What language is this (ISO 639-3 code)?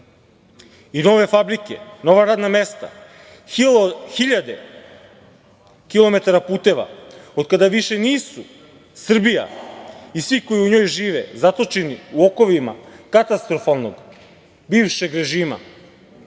srp